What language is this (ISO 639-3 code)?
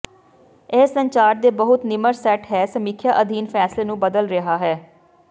pan